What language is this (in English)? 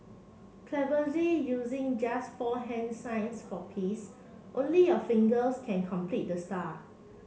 English